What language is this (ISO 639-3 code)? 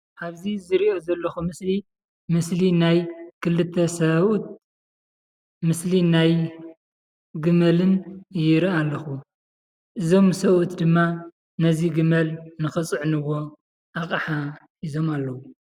tir